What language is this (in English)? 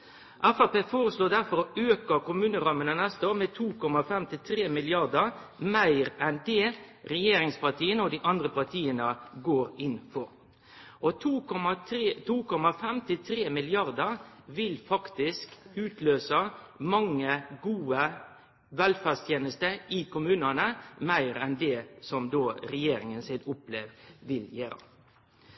Norwegian Nynorsk